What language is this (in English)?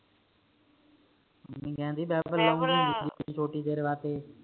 Punjabi